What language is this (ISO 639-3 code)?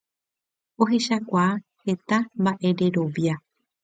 grn